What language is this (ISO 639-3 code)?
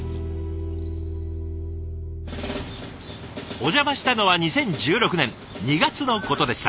jpn